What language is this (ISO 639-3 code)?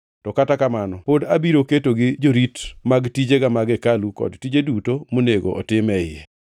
luo